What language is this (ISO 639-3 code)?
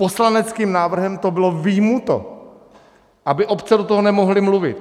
ces